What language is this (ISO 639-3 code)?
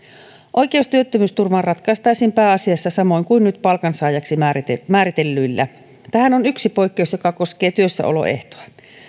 fin